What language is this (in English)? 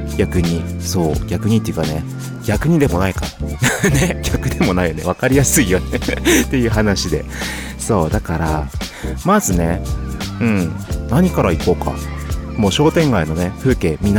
Japanese